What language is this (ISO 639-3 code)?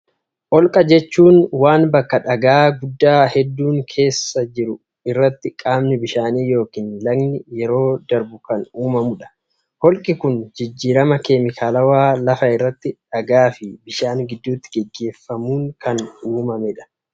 orm